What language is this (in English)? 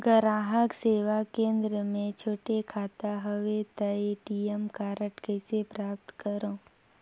Chhattisgarhi